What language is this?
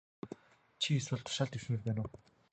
Mongolian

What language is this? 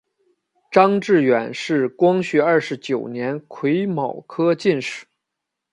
Chinese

